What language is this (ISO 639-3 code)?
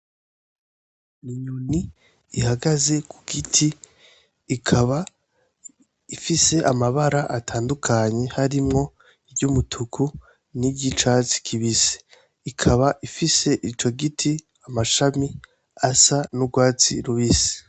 run